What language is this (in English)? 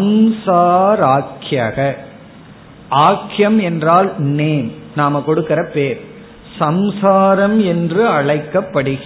Tamil